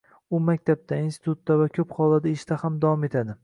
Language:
Uzbek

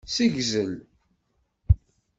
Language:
Kabyle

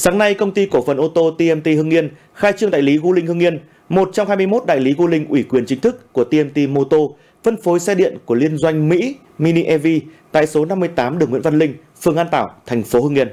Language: Vietnamese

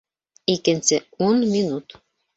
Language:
Bashkir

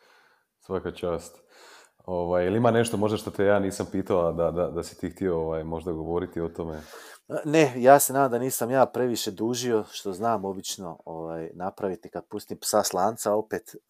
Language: Croatian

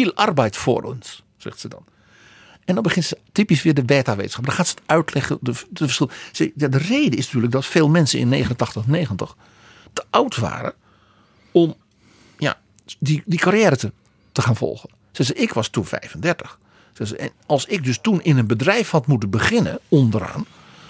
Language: Dutch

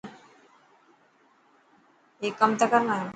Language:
Dhatki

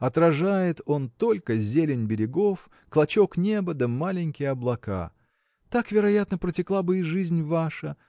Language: Russian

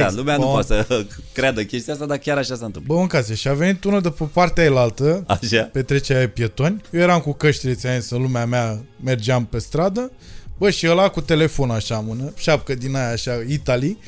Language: Romanian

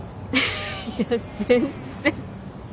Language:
Japanese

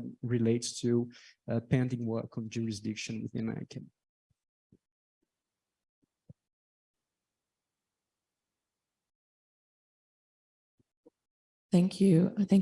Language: English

